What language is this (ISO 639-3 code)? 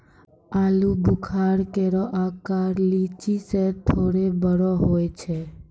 mai